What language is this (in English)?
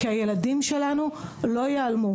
Hebrew